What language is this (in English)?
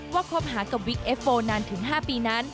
Thai